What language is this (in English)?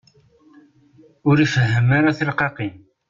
Kabyle